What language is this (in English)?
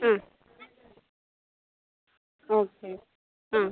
Malayalam